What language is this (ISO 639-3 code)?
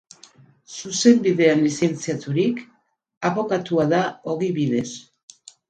eus